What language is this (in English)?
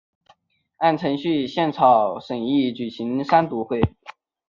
Chinese